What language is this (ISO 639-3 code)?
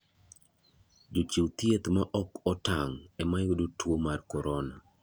luo